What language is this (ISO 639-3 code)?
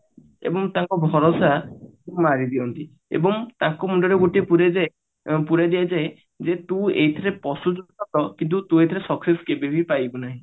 ori